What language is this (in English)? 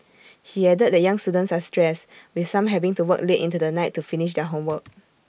English